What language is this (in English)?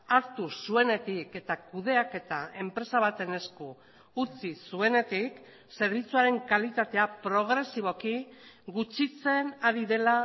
Basque